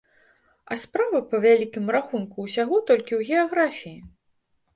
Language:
Belarusian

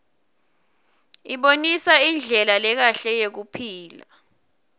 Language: Swati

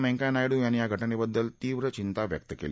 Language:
Marathi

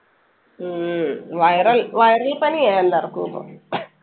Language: Malayalam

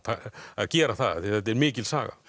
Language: Icelandic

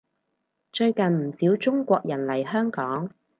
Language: Cantonese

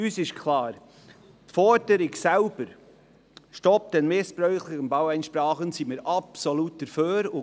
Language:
Swiss German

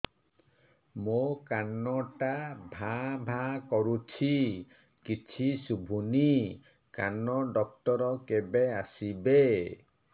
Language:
Odia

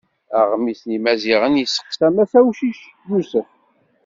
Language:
Kabyle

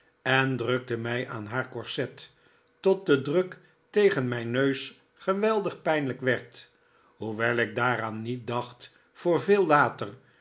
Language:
Dutch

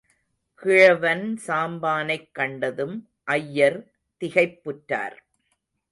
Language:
Tamil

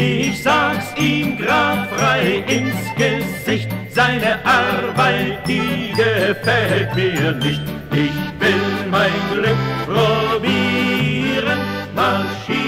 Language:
German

